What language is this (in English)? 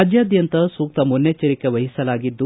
Kannada